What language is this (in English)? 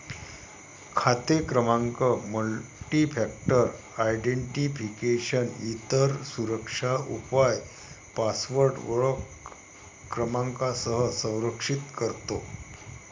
Marathi